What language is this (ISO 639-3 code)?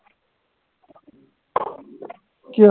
asm